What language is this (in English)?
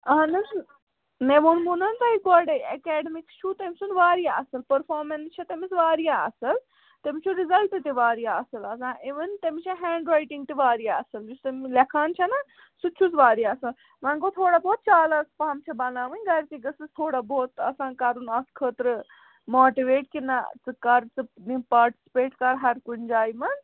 Kashmiri